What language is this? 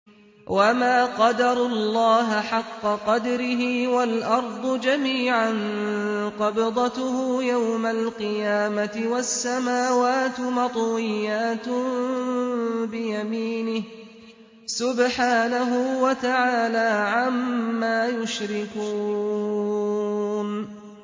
Arabic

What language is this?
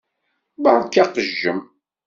Kabyle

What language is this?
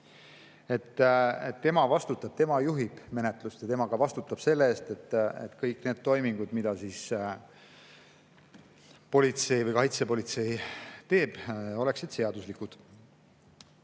Estonian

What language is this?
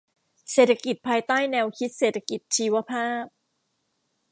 Thai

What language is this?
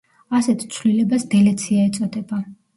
Georgian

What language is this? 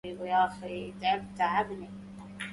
Arabic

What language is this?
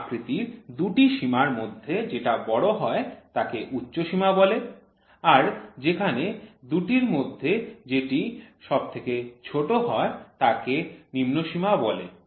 Bangla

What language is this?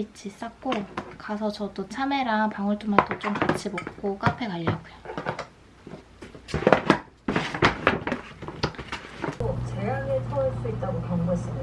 Korean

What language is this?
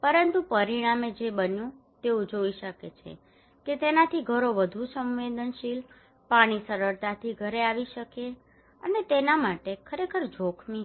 Gujarati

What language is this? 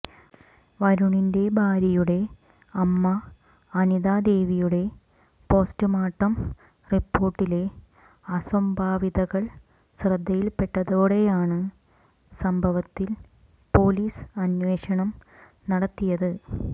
Malayalam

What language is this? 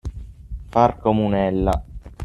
Italian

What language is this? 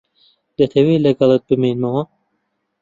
Central Kurdish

